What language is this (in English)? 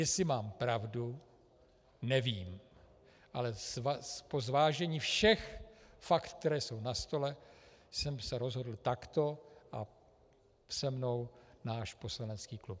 Czech